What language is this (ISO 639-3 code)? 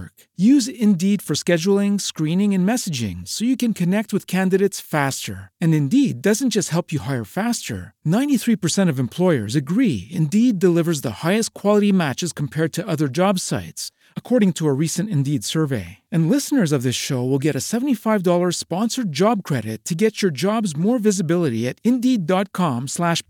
msa